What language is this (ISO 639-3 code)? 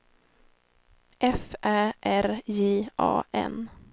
swe